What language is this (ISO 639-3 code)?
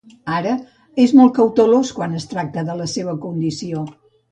cat